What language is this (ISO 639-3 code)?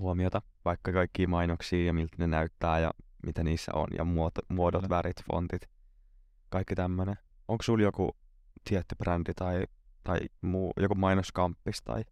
fin